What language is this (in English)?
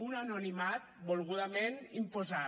Catalan